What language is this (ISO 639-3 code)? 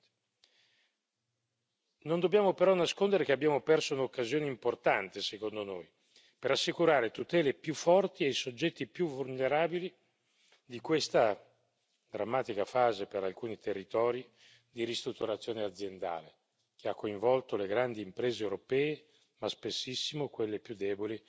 ita